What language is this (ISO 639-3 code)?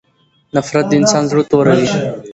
pus